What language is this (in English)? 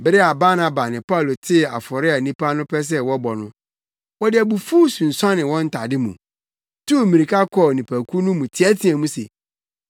Akan